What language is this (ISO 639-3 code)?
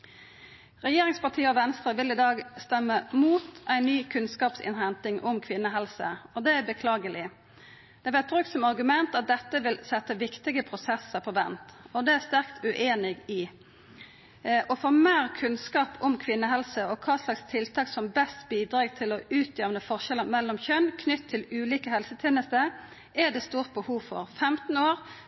nno